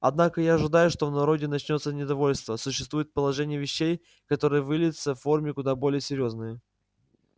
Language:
Russian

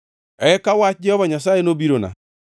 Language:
Luo (Kenya and Tanzania)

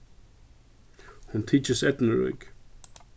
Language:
Faroese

